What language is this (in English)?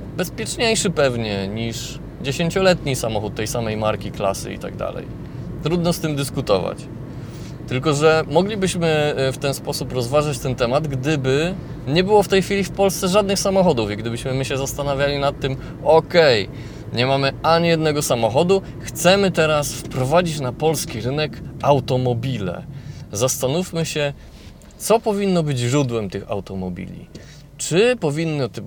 Polish